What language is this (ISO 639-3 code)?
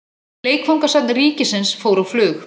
isl